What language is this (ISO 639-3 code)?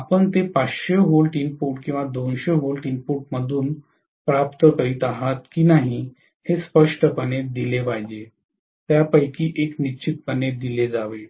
mar